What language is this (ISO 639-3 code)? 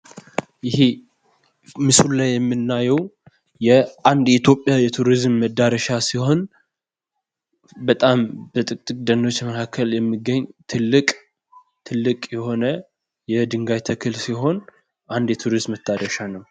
amh